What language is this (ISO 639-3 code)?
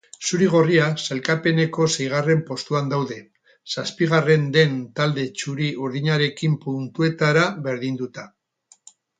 eus